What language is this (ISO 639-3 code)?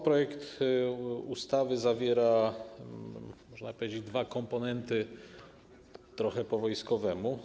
pol